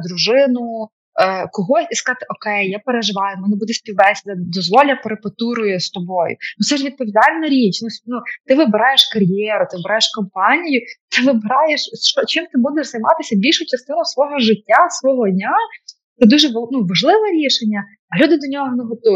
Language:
Ukrainian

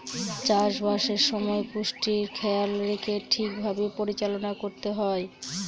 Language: Bangla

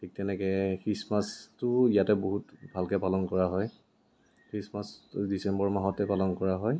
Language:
Assamese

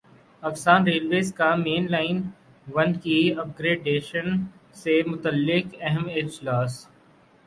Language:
Urdu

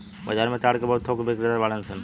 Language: Bhojpuri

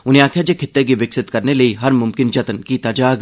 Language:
Dogri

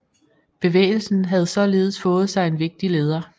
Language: Danish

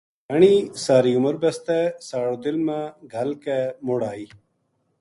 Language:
Gujari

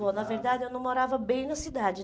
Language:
Portuguese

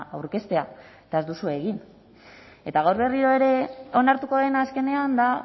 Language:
Basque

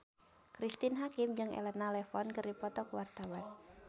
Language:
Sundanese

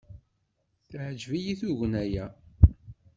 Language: Kabyle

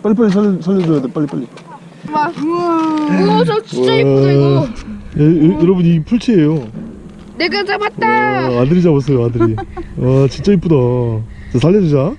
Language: Korean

